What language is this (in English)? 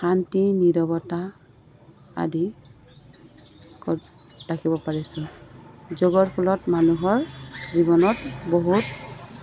Assamese